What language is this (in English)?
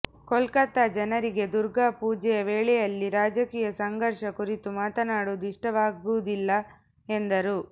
Kannada